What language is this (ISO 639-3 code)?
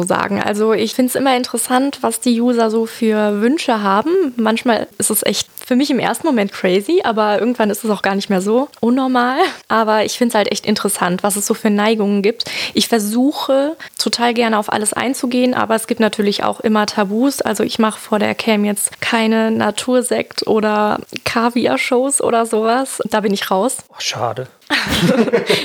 deu